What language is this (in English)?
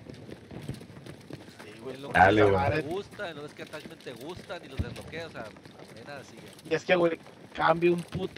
Spanish